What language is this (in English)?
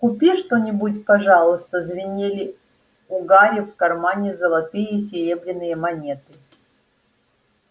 Russian